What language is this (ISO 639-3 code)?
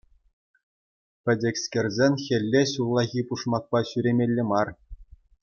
chv